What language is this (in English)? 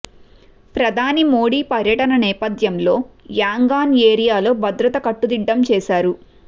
Telugu